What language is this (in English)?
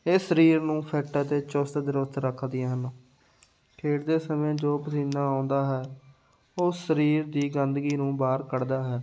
Punjabi